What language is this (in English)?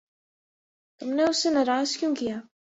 Urdu